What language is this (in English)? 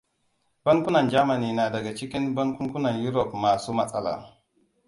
Hausa